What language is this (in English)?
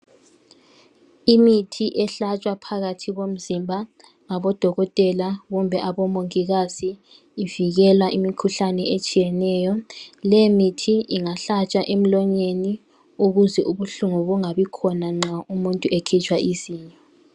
North Ndebele